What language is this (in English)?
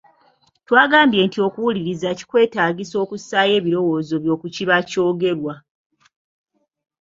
Ganda